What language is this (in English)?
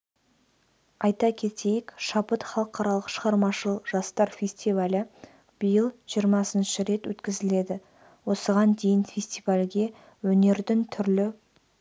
Kazakh